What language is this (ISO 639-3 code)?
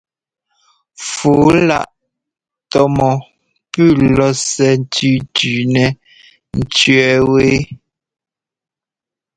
jgo